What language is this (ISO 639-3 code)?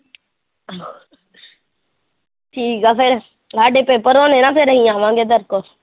pan